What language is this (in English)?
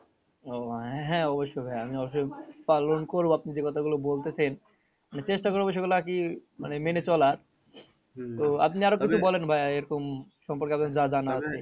Bangla